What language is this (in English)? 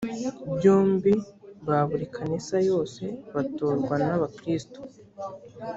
Kinyarwanda